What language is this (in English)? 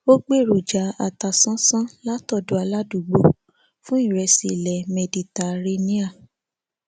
Yoruba